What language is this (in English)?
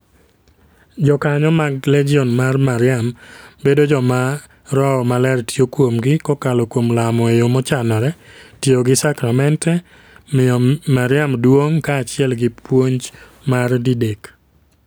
Luo (Kenya and Tanzania)